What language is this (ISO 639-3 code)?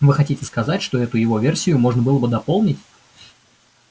rus